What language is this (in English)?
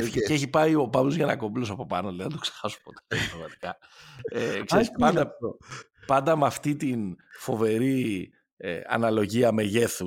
Greek